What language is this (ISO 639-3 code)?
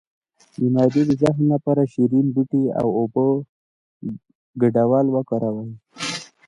pus